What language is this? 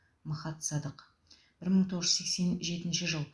Kazakh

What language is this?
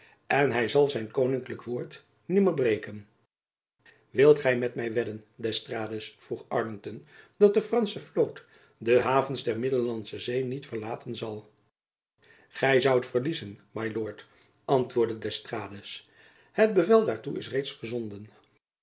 Dutch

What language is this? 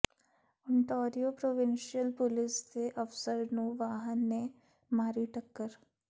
Punjabi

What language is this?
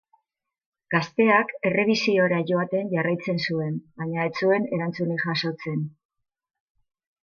Basque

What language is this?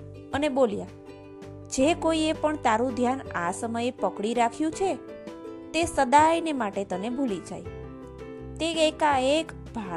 Gujarati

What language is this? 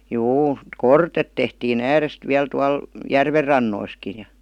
Finnish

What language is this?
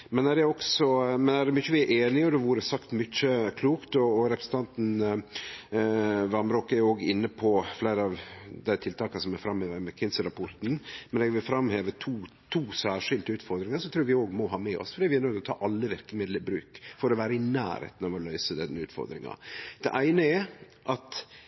Norwegian Nynorsk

